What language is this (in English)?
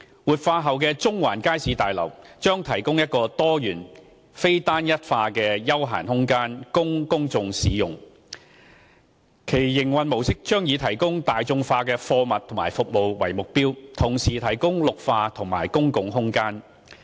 Cantonese